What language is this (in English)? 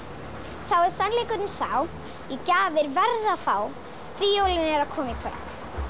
Icelandic